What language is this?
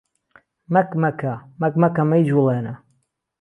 Central Kurdish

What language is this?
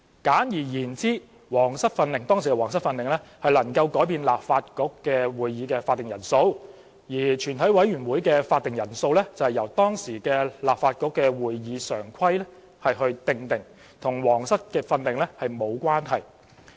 Cantonese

